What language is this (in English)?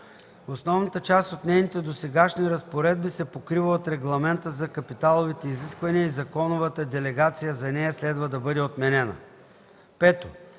Bulgarian